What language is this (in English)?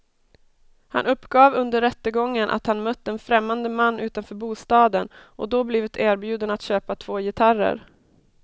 Swedish